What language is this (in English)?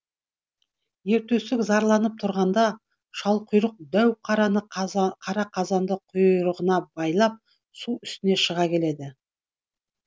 Kazakh